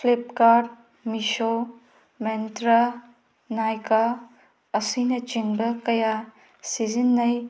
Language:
Manipuri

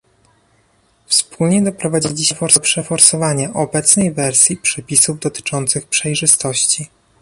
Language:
Polish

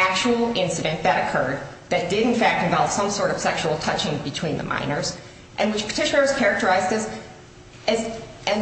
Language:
English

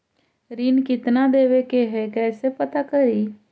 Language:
Magahi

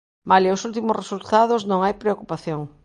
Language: Galician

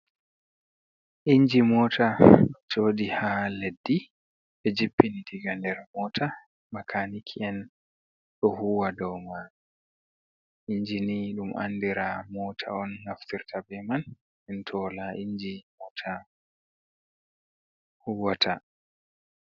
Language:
Fula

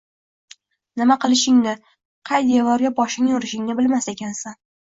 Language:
Uzbek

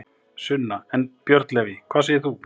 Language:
Icelandic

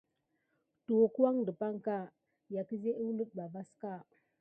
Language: Gidar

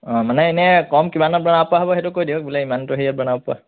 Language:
Assamese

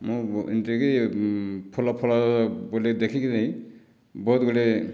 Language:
Odia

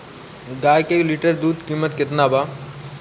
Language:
Bhojpuri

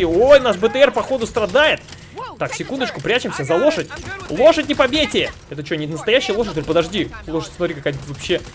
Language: Russian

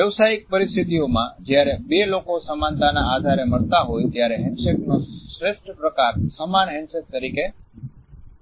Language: Gujarati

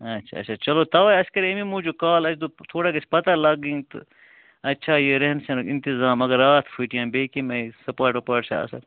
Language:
Kashmiri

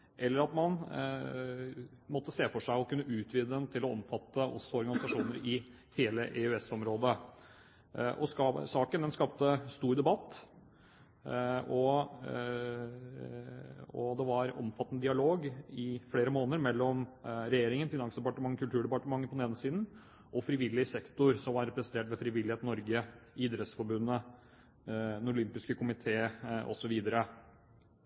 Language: Norwegian Bokmål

